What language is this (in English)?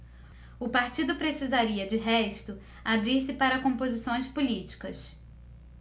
Portuguese